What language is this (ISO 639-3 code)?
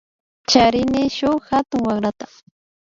qvi